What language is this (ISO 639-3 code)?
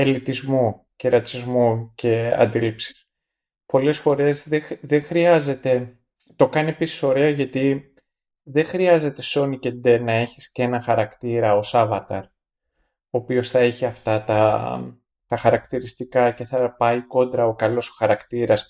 ell